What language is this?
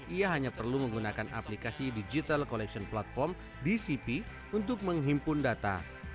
Indonesian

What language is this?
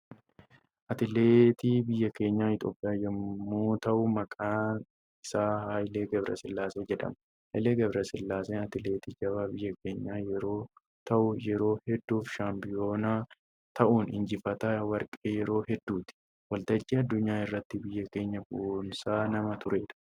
Oromo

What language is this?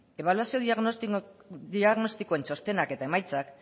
Basque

